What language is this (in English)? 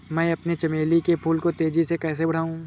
Hindi